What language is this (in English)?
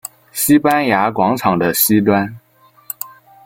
Chinese